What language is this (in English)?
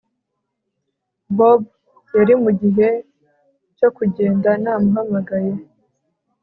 Kinyarwanda